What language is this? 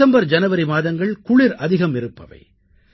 Tamil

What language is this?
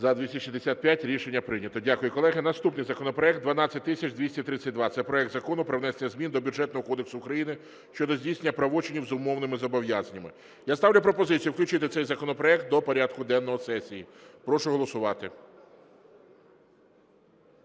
Ukrainian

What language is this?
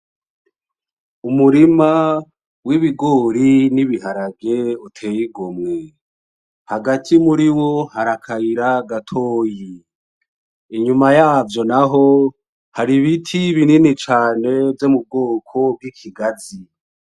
Rundi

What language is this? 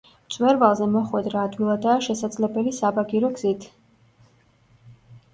Georgian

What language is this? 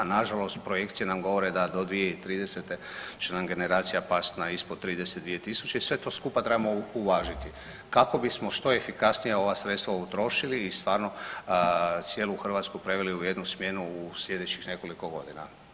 Croatian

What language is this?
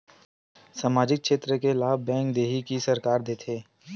Chhattisgarhi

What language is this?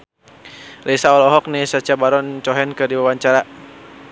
Sundanese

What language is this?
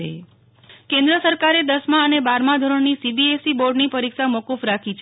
Gujarati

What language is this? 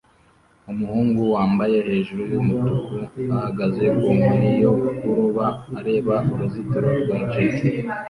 Kinyarwanda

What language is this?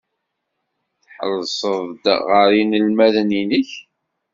Kabyle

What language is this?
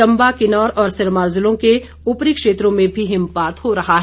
Hindi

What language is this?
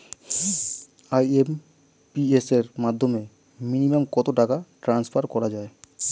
Bangla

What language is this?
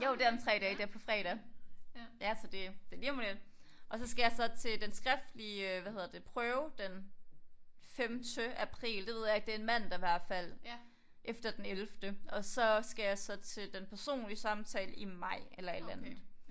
Danish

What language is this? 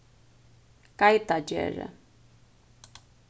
Faroese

